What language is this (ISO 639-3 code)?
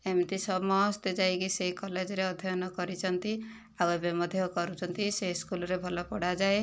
ori